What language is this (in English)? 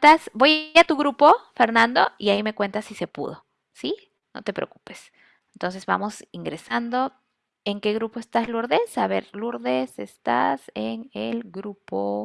Spanish